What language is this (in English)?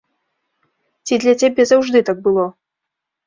Belarusian